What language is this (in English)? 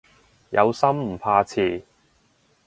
Cantonese